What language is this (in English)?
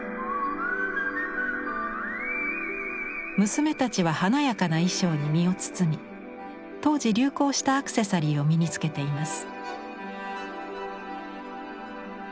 Japanese